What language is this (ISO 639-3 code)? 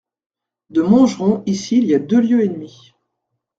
fra